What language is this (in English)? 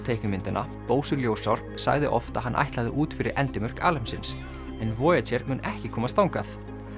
Icelandic